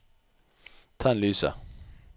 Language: Norwegian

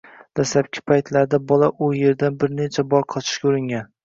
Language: Uzbek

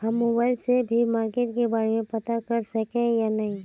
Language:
Magahi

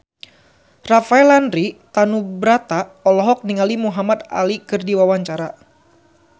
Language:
Sundanese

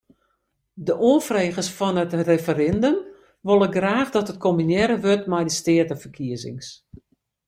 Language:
Western Frisian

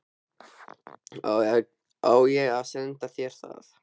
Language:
Icelandic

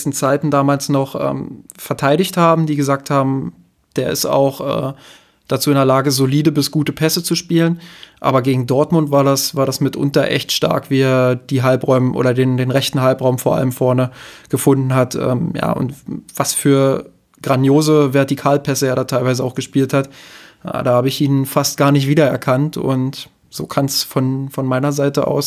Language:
German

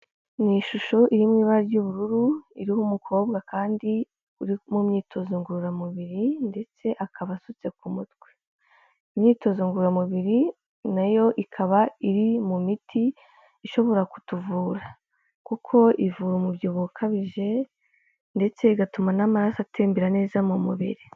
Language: Kinyarwanda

